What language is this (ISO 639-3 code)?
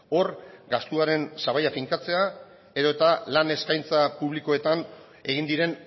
eus